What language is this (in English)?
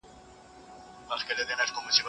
Pashto